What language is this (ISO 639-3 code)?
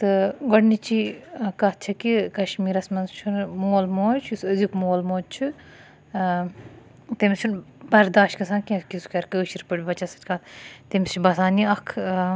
kas